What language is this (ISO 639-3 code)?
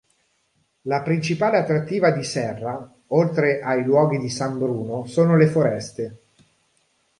ita